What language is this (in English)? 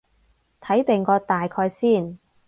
Cantonese